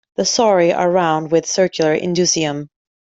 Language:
English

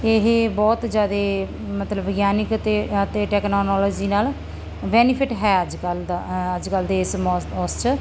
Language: Punjabi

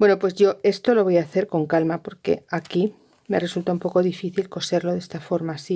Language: Spanish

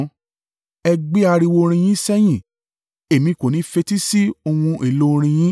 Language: Yoruba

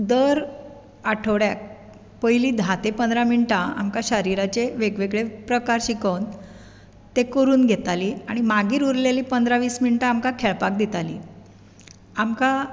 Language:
Konkani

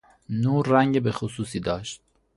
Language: Persian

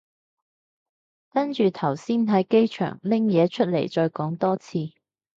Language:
Cantonese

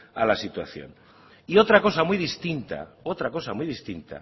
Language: Spanish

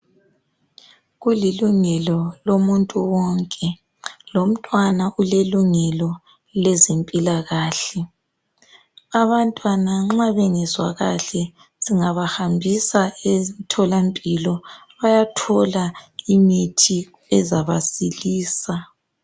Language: North Ndebele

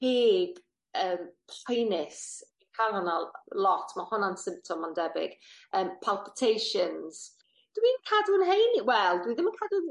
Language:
Welsh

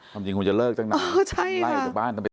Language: Thai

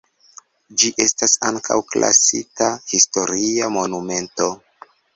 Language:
Esperanto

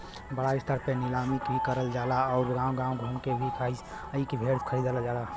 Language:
Bhojpuri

